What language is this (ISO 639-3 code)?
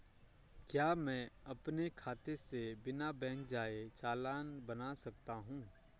hin